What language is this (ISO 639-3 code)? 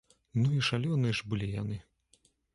bel